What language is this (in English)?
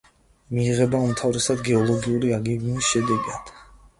Georgian